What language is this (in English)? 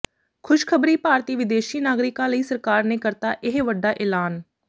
Punjabi